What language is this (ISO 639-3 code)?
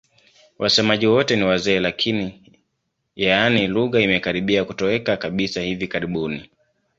swa